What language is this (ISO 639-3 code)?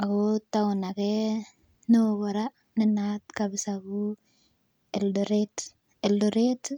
kln